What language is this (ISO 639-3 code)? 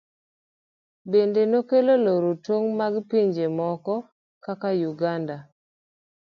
luo